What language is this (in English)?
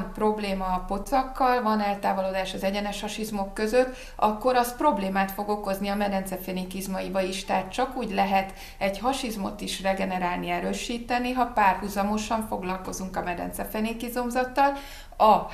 Hungarian